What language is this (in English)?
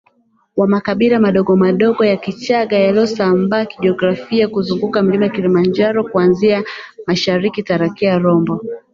Swahili